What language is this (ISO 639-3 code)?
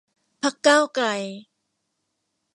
tha